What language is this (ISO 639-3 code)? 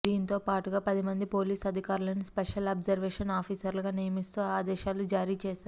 tel